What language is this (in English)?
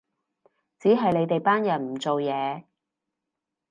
Cantonese